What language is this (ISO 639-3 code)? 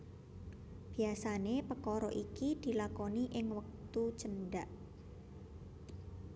jav